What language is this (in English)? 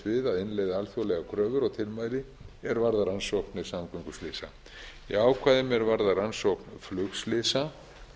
Icelandic